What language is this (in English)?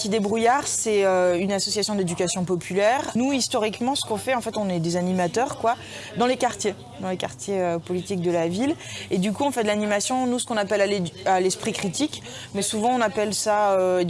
French